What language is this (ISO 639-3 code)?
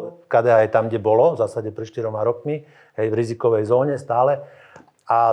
slk